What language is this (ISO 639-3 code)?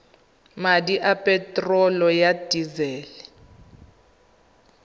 tsn